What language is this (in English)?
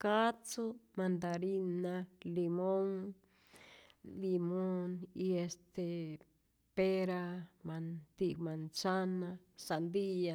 Rayón Zoque